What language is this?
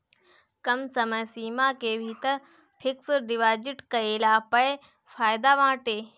Bhojpuri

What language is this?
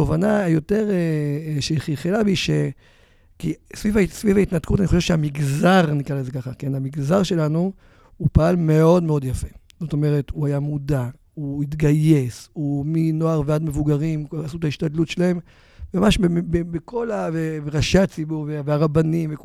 Hebrew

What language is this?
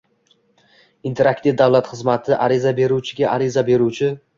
Uzbek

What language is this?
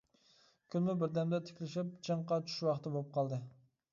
Uyghur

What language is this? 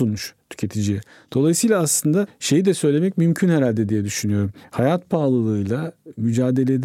Turkish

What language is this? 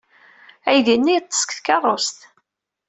Kabyle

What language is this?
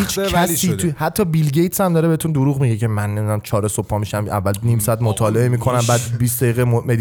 Persian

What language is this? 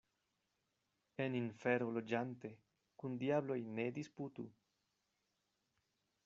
Esperanto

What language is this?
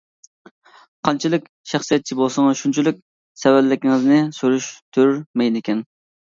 Uyghur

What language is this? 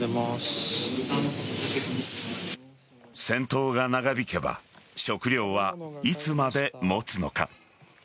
Japanese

